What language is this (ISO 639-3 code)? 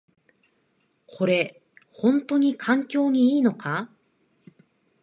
jpn